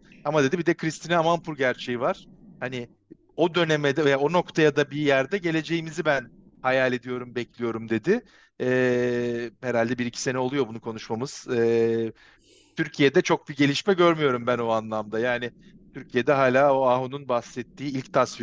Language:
Turkish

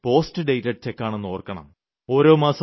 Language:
Malayalam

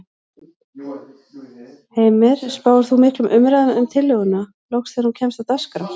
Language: Icelandic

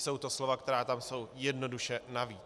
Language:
Czech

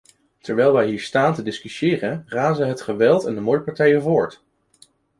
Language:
Dutch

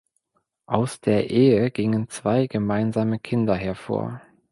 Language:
German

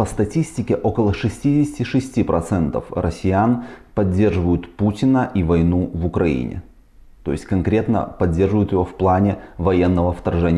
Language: Russian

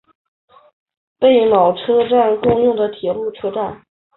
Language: Chinese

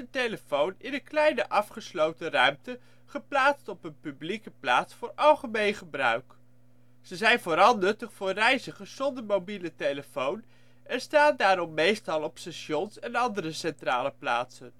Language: Dutch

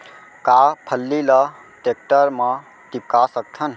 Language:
Chhattisgarhi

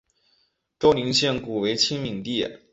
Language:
Chinese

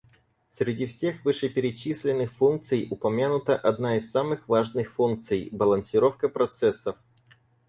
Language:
Russian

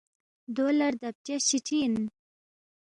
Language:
Balti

